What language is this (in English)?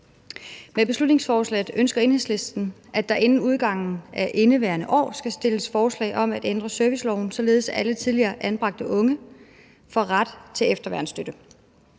Danish